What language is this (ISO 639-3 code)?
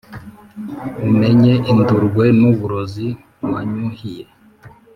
kin